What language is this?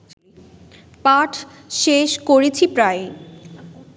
Bangla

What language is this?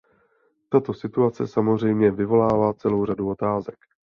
Czech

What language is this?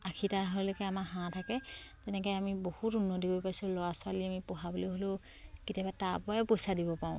Assamese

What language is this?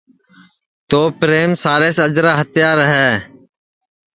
Sansi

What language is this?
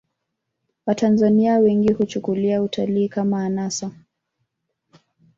Swahili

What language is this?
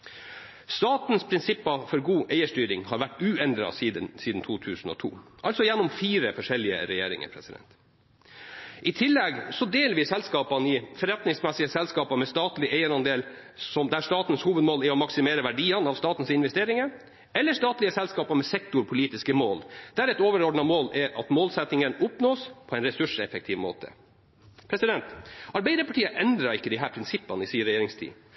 Norwegian Bokmål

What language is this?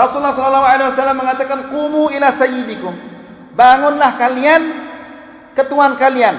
Malay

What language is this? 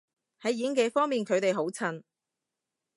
Cantonese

